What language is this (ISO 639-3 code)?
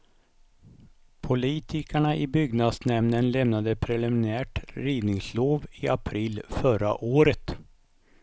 swe